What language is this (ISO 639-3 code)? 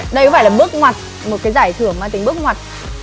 vie